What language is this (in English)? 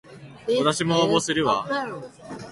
Japanese